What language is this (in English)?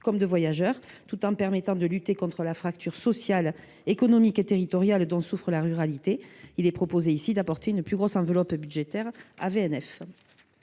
French